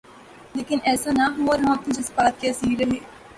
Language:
Urdu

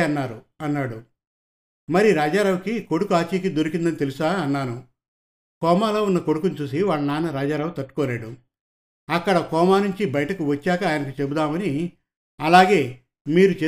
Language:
Telugu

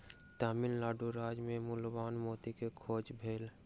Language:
Maithili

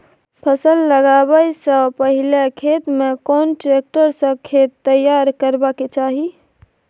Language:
Maithili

